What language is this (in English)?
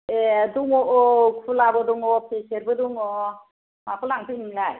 Bodo